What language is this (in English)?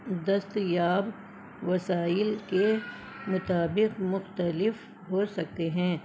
Urdu